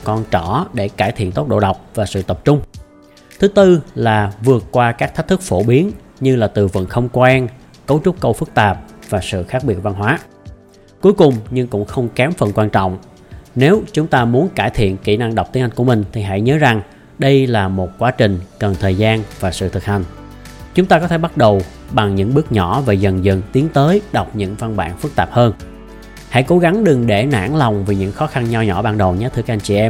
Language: Vietnamese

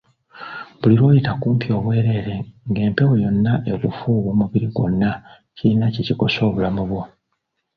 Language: Ganda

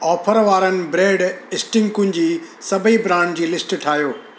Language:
Sindhi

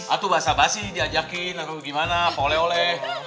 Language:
Indonesian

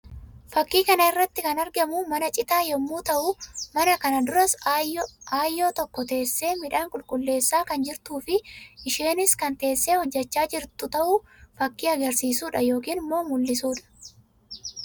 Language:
Oromo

